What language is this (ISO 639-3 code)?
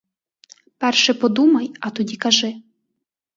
ukr